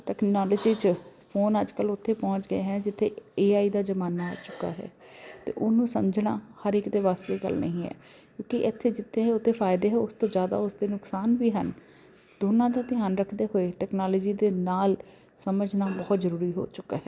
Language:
Punjabi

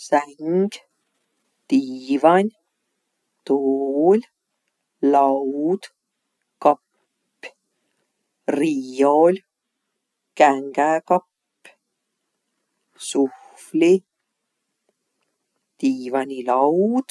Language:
Võro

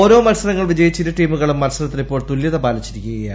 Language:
Malayalam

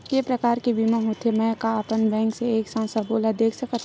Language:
Chhattisgarhi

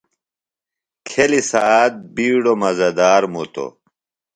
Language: Phalura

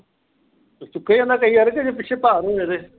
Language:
Punjabi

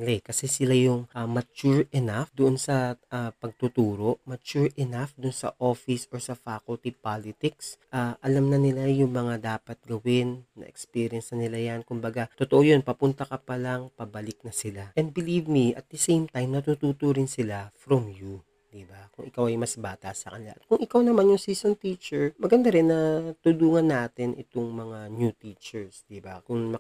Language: Filipino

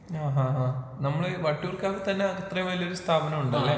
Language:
Malayalam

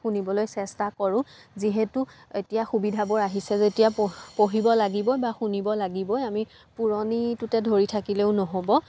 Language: Assamese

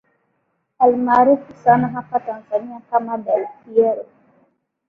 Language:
Swahili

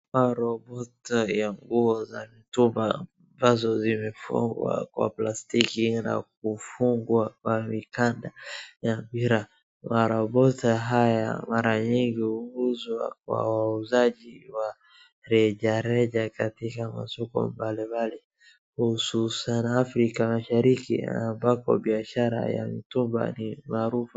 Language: Swahili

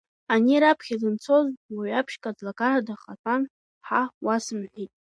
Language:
Abkhazian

